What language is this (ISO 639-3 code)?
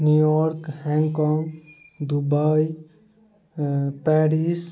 mai